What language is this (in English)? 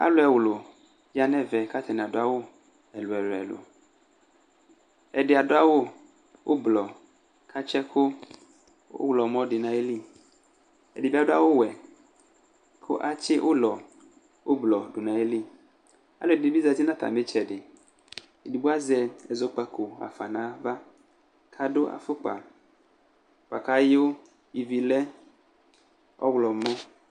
Ikposo